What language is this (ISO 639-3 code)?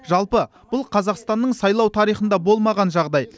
kaz